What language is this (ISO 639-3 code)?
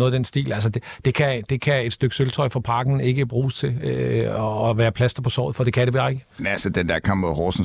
dan